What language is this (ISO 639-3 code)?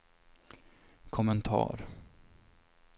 swe